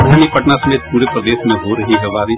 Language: Hindi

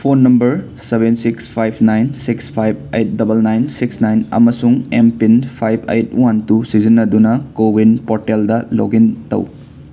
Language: Manipuri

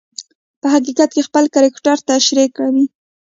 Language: Pashto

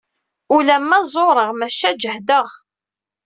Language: Kabyle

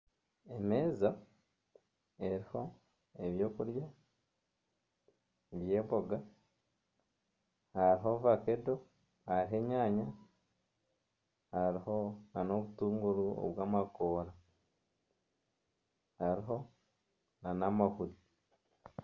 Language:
Nyankole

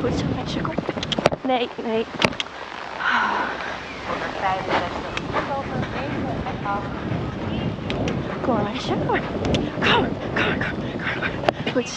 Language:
Dutch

